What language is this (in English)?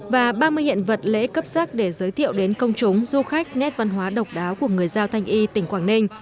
Vietnamese